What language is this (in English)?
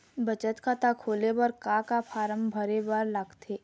Chhattisgarhi